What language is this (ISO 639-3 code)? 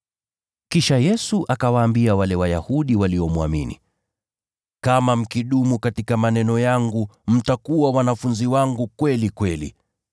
swa